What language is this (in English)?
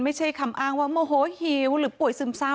Thai